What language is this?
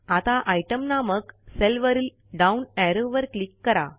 Marathi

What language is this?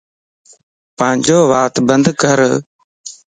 Lasi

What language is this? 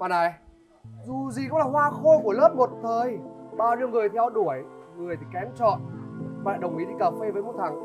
Vietnamese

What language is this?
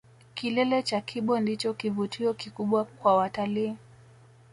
Swahili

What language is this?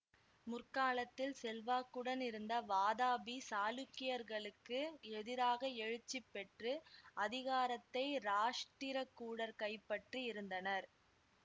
Tamil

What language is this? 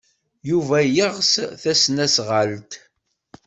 Kabyle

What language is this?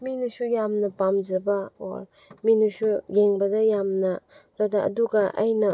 Manipuri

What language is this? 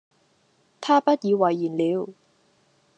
Cantonese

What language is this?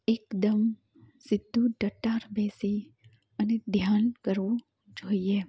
Gujarati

